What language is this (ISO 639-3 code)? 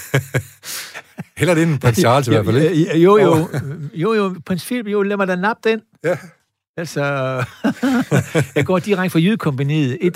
dan